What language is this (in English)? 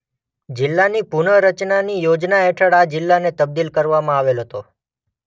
Gujarati